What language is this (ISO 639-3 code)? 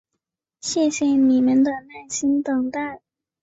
zho